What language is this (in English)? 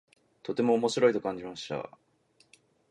Japanese